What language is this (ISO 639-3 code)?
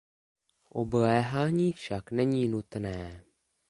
ces